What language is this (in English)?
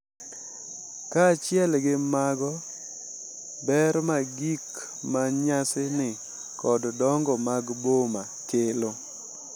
Luo (Kenya and Tanzania)